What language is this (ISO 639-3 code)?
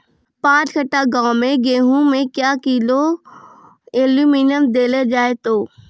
mai